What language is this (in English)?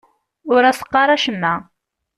Kabyle